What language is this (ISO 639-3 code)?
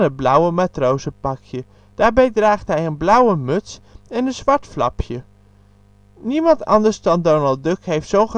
nld